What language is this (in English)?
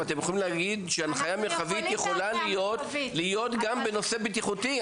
Hebrew